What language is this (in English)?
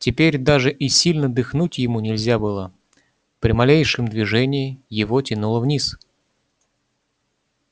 Russian